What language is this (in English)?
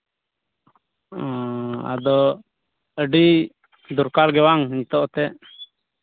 Santali